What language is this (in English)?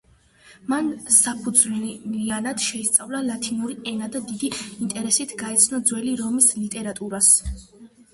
Georgian